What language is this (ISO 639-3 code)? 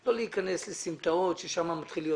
heb